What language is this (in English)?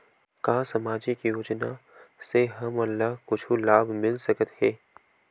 Chhattisgarhi